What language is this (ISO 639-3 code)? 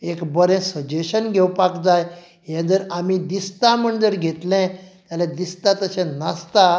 kok